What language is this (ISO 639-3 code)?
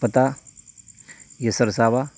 urd